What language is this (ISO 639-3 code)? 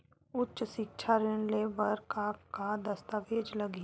hne